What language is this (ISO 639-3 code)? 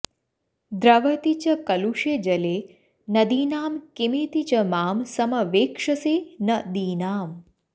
san